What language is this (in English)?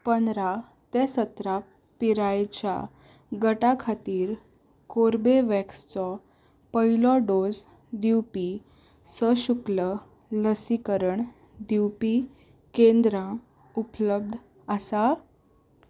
Konkani